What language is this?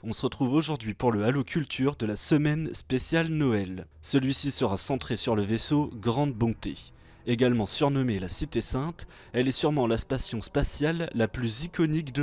French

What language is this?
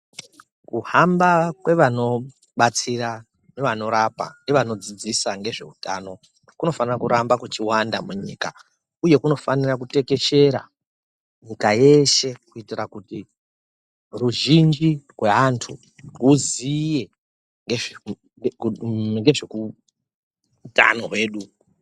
Ndau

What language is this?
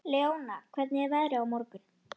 Icelandic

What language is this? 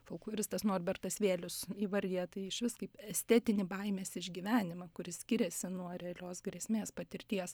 Lithuanian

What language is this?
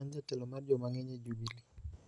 Luo (Kenya and Tanzania)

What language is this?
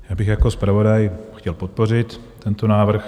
Czech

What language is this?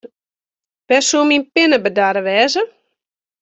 Western Frisian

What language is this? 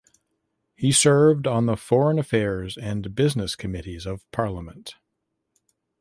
English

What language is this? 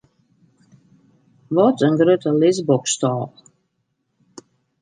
Western Frisian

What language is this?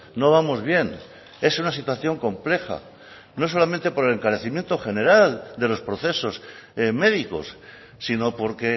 Spanish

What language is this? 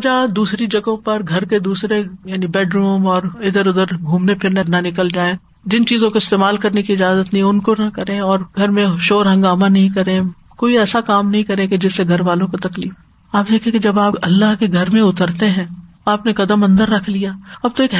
Urdu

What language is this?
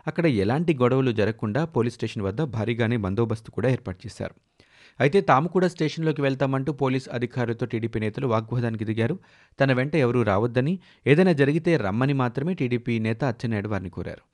Telugu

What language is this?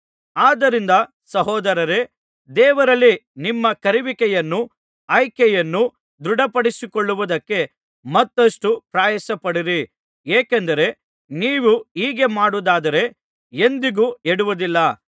Kannada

